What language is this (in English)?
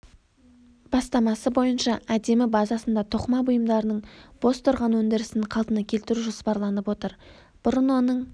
Kazakh